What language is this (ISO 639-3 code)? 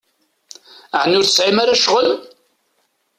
kab